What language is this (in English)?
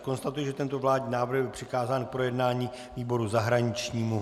Czech